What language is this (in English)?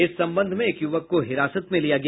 Hindi